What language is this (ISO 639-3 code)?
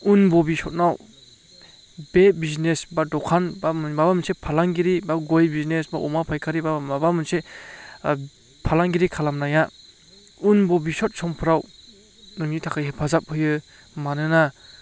brx